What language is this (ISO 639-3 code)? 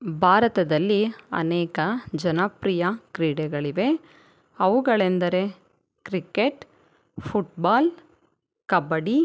kan